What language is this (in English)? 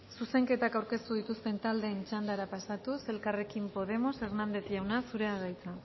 Basque